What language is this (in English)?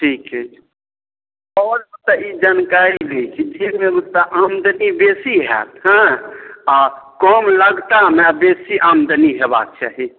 Maithili